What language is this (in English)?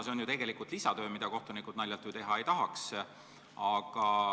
Estonian